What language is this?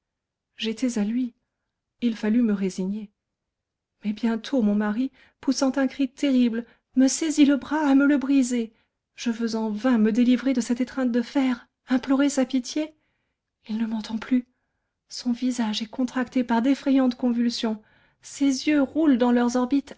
French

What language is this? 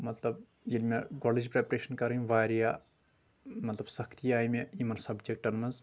Kashmiri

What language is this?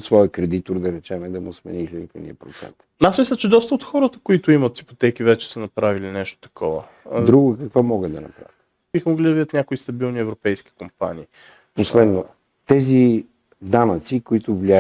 Bulgarian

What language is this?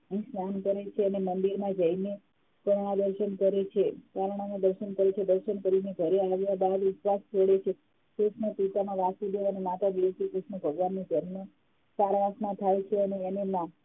Gujarati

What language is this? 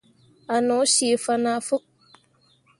Mundang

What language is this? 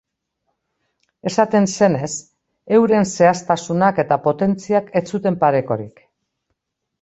Basque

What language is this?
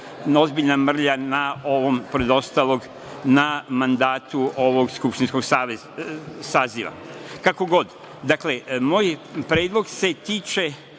Serbian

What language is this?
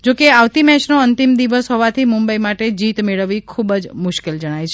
Gujarati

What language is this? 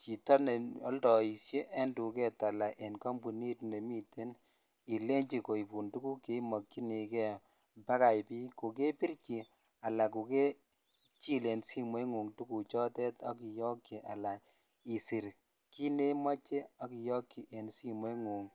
Kalenjin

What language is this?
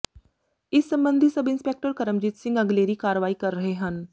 Punjabi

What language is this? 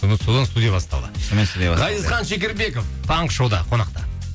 Kazakh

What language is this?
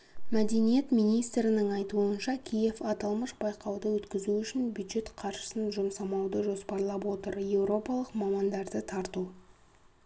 Kazakh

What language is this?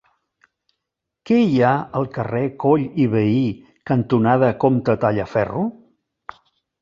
Catalan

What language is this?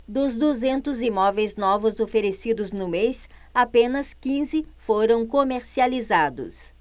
Portuguese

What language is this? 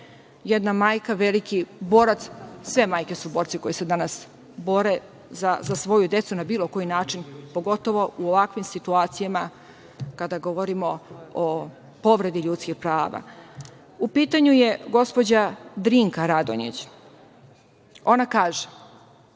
Serbian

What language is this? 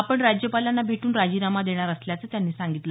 Marathi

